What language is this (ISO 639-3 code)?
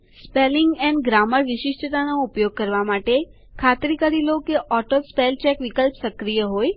guj